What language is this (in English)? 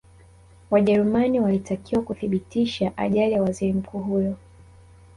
Swahili